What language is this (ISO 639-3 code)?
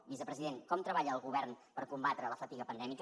cat